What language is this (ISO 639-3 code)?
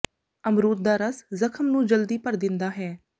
pan